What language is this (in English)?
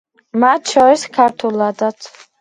Georgian